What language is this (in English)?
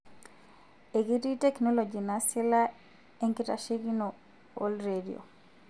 Masai